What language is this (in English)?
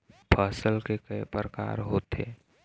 Chhattisgarhi